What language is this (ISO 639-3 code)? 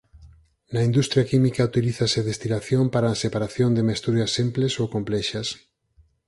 glg